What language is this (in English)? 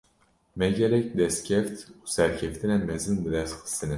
Kurdish